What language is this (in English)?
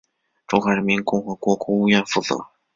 Chinese